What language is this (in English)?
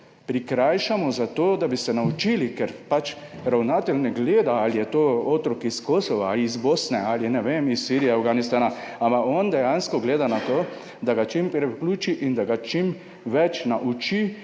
Slovenian